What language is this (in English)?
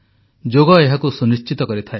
Odia